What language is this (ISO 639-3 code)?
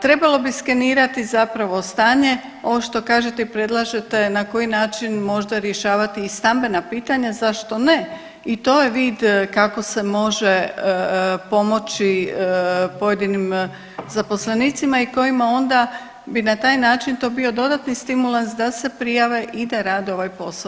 hrv